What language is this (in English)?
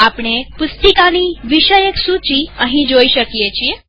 Gujarati